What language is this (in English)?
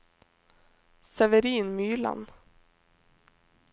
Norwegian